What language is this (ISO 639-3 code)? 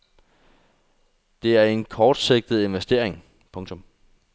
dan